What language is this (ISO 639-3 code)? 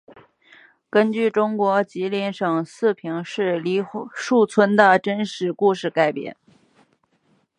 zho